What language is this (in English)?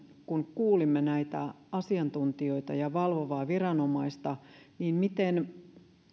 Finnish